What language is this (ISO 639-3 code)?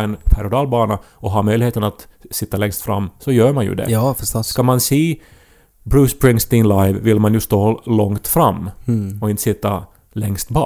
swe